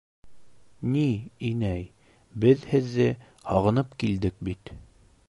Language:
Bashkir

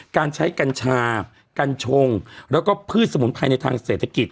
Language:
Thai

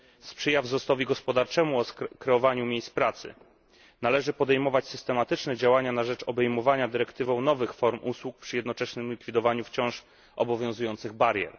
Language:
Polish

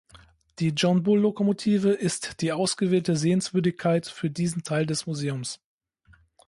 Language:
German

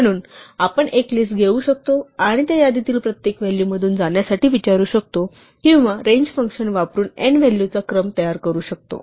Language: Marathi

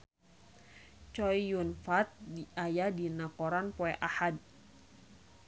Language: Sundanese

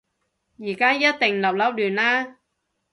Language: Cantonese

